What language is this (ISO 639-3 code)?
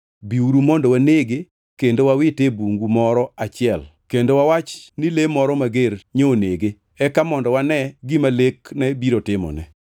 luo